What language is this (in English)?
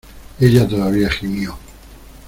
Spanish